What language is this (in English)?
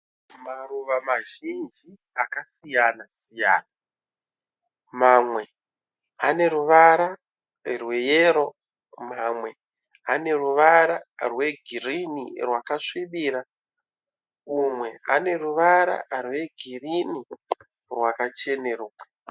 Shona